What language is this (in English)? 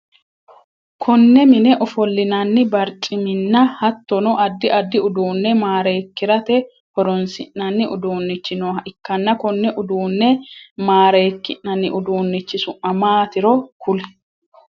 Sidamo